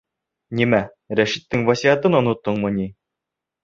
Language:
Bashkir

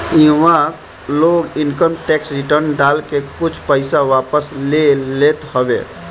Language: Bhojpuri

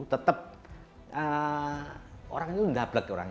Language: Indonesian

